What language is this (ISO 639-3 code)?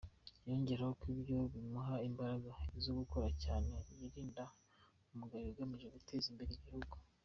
kin